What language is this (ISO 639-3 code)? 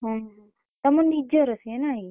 ori